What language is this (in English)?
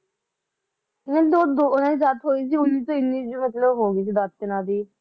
Punjabi